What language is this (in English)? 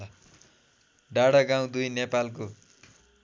Nepali